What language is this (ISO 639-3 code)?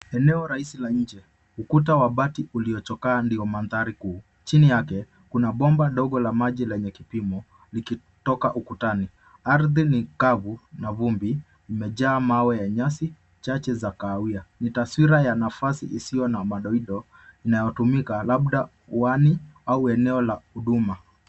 swa